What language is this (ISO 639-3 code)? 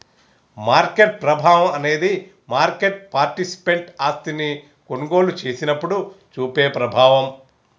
tel